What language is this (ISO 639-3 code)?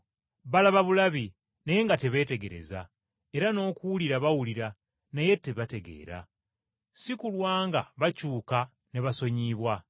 lug